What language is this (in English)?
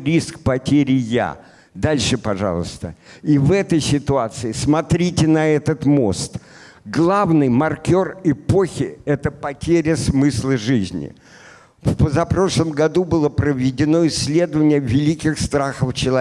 Russian